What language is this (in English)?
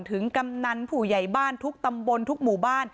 Thai